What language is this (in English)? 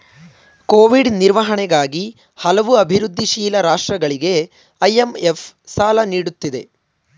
Kannada